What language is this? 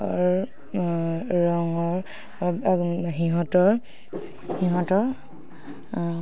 Assamese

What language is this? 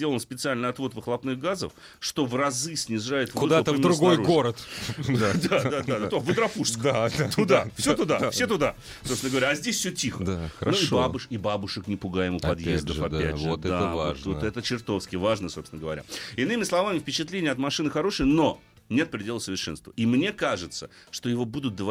Russian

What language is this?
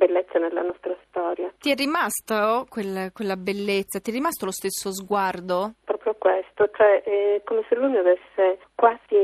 Italian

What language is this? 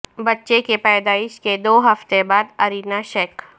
Urdu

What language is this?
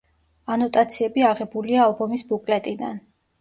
Georgian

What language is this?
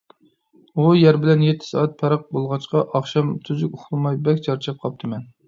Uyghur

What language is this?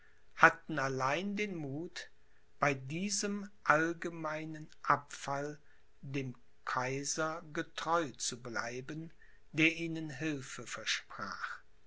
German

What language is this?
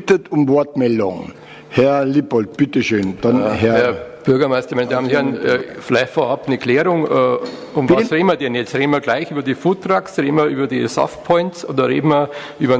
German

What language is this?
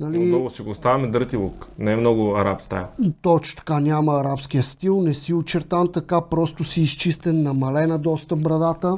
Bulgarian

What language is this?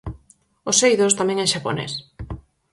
Galician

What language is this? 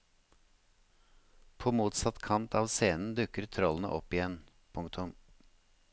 Norwegian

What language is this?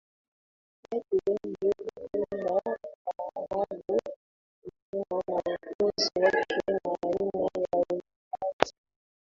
Swahili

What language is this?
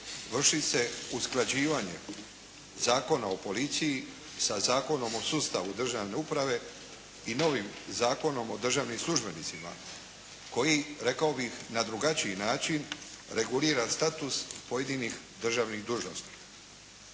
Croatian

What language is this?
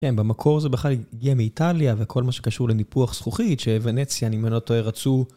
Hebrew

